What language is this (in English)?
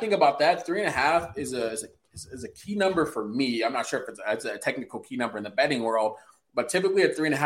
English